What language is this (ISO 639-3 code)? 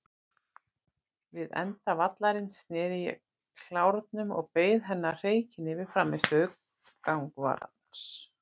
isl